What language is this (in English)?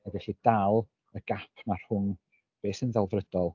Welsh